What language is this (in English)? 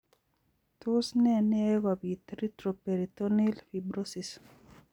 Kalenjin